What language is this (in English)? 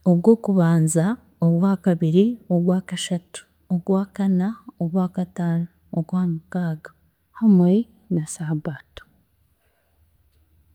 Chiga